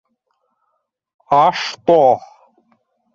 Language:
Bashkir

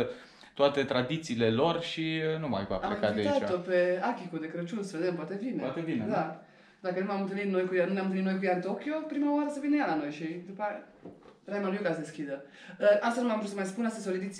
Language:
Romanian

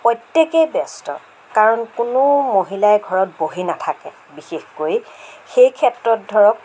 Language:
Assamese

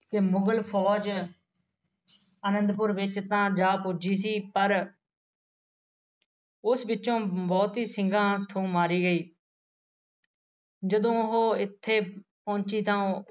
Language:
Punjabi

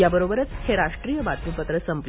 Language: Marathi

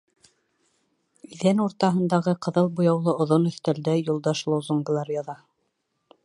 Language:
Bashkir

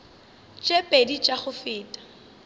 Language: Northern Sotho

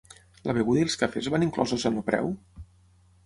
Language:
Catalan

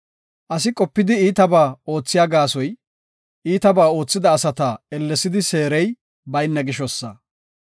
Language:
Gofa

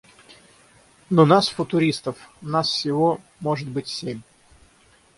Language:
Russian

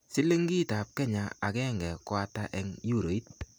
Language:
Kalenjin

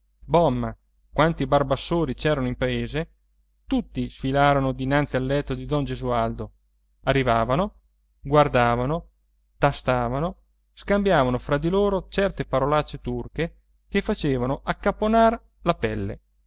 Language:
Italian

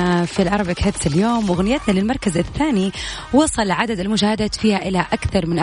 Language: Arabic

